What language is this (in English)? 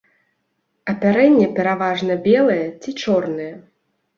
Belarusian